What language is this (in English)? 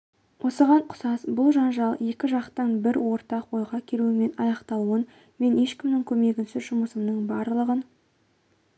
Kazakh